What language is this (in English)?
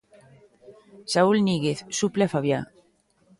Galician